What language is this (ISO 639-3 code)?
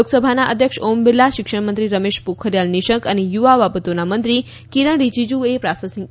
guj